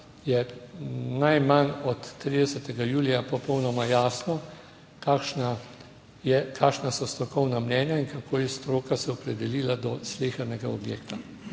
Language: Slovenian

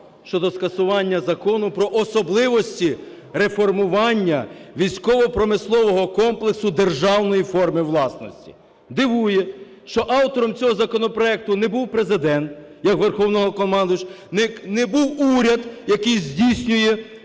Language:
Ukrainian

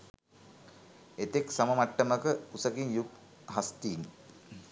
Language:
Sinhala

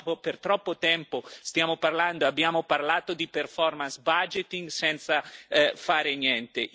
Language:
Italian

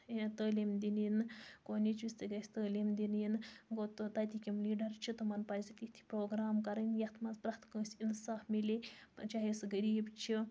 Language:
Kashmiri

